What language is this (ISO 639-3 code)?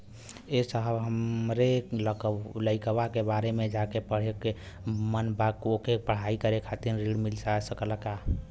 bho